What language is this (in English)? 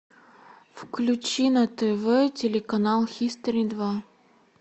Russian